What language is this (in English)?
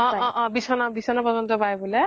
Assamese